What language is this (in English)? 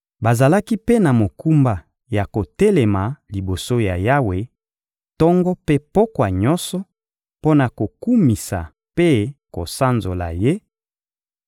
Lingala